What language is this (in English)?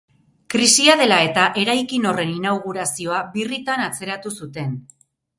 Basque